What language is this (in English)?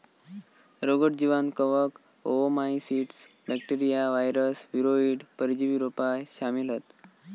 Marathi